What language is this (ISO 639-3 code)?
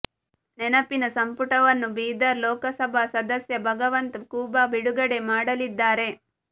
kan